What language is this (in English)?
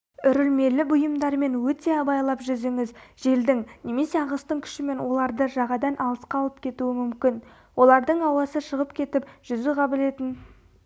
Kazakh